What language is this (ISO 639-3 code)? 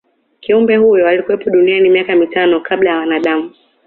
swa